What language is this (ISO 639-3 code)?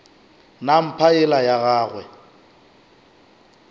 nso